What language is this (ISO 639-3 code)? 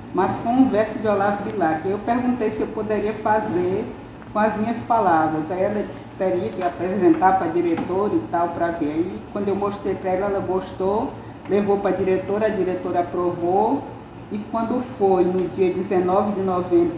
por